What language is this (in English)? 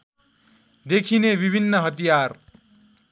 Nepali